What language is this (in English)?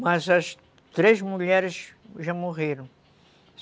Portuguese